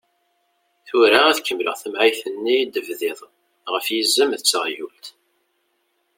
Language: Kabyle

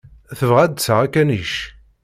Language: Kabyle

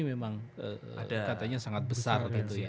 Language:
Indonesian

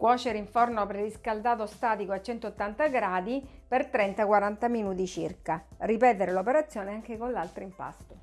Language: Italian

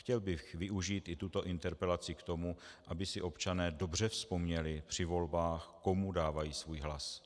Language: Czech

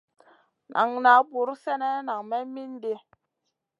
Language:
Masana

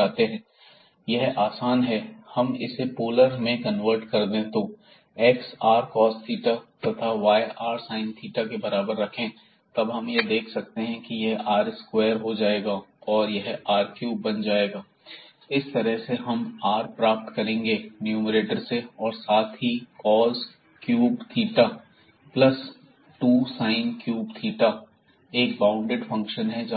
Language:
Hindi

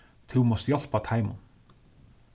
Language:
Faroese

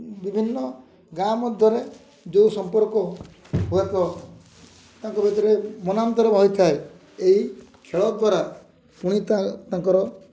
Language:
Odia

